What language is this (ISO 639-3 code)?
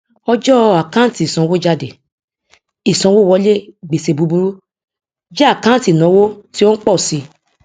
yor